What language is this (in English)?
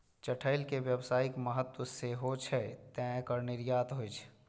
Maithili